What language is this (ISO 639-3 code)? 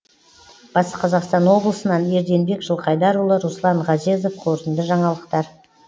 kaz